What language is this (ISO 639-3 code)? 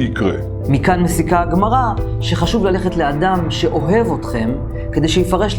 heb